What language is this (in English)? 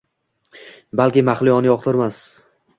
Uzbek